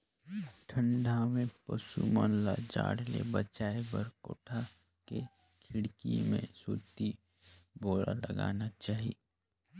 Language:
Chhattisgarhi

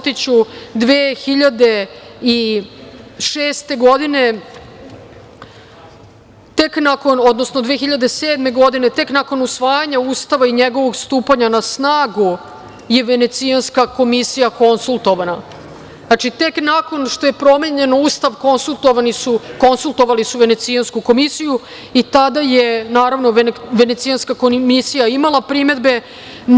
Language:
Serbian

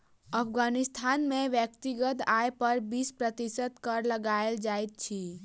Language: Maithili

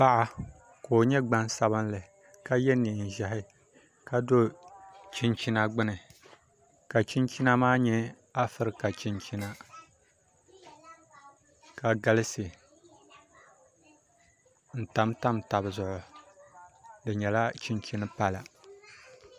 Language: Dagbani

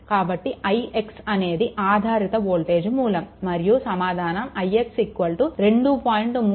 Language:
Telugu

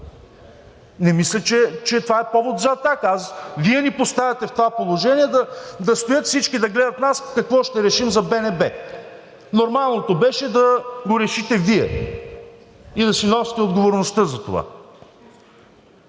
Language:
Bulgarian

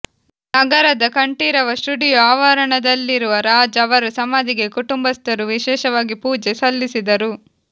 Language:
Kannada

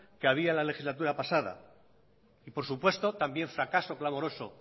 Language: Spanish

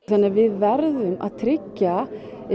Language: Icelandic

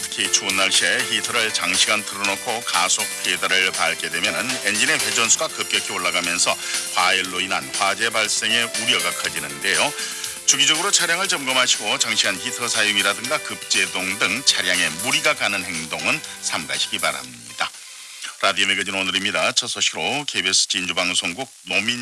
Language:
Korean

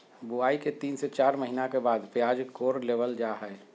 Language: Magahi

